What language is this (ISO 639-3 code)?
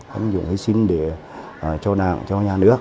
vie